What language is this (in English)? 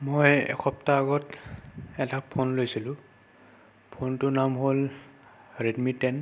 Assamese